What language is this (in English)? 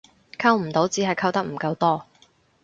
Cantonese